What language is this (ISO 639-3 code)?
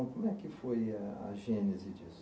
por